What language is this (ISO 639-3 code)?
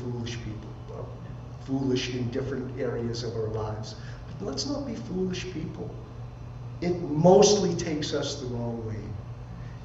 eng